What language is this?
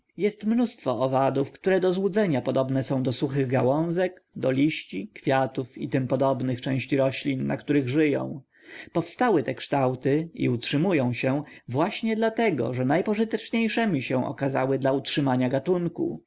Polish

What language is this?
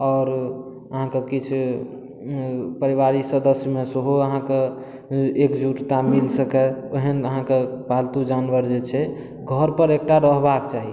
Maithili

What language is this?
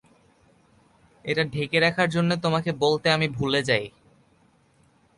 Bangla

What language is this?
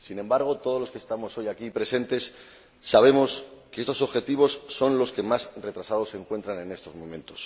Spanish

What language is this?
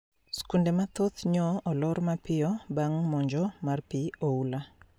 Luo (Kenya and Tanzania)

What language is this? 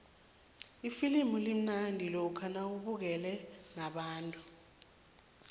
South Ndebele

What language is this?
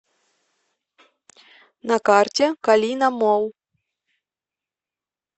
Russian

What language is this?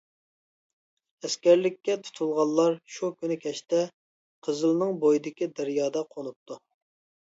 Uyghur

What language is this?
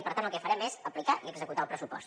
Catalan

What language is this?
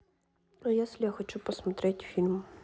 Russian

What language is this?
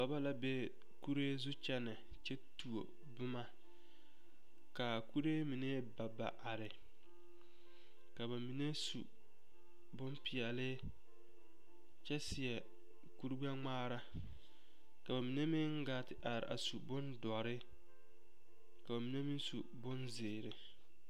Southern Dagaare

